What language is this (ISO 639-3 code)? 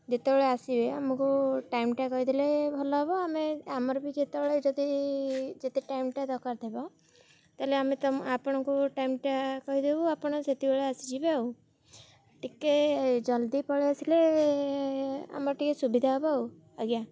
ori